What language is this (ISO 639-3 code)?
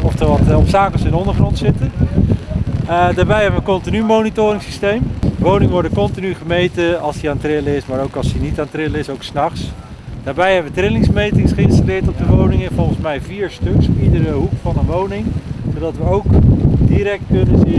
nld